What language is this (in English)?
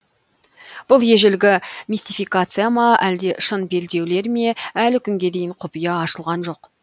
Kazakh